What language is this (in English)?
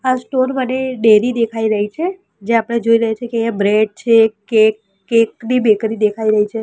Gujarati